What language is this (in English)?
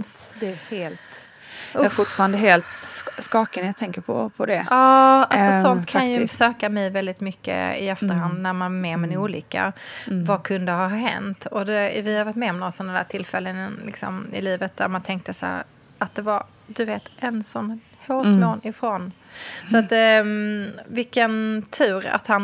Swedish